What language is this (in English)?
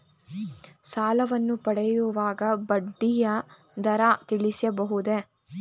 Kannada